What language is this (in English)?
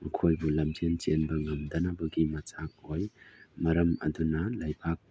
Manipuri